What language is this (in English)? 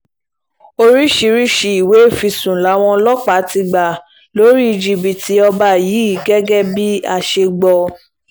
Yoruba